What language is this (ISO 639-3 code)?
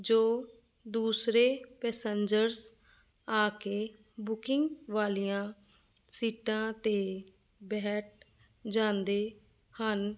pan